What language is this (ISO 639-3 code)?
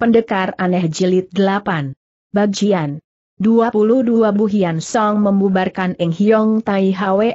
ind